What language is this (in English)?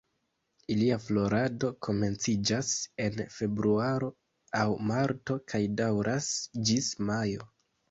Esperanto